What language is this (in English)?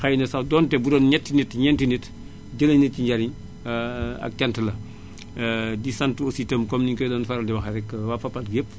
Wolof